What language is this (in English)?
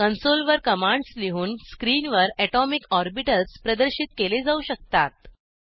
Marathi